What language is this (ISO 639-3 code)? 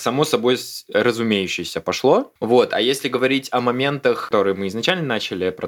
rus